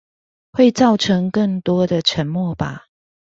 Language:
Chinese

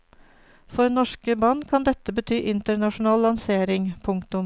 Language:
Norwegian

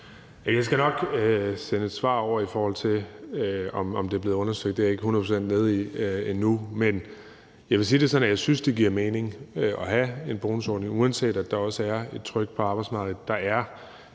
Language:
Danish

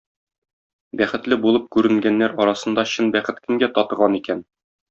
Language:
Tatar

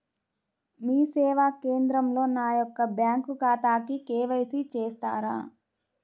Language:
Telugu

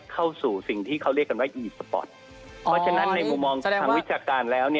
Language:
Thai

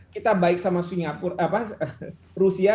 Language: Indonesian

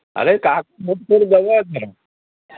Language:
Odia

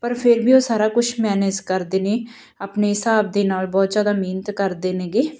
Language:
Punjabi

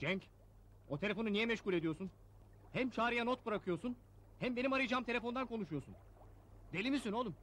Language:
Turkish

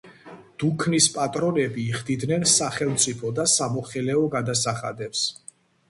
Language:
Georgian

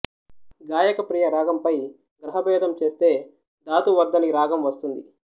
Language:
Telugu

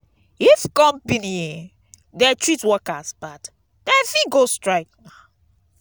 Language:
Nigerian Pidgin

